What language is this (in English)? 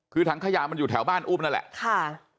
Thai